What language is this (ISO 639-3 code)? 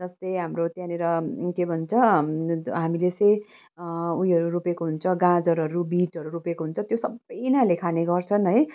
nep